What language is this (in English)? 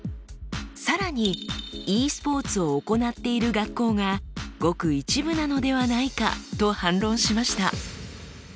Japanese